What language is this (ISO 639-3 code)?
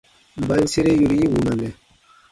bba